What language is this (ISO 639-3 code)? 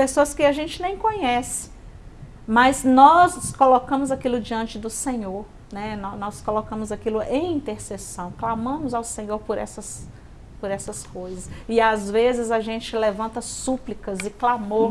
por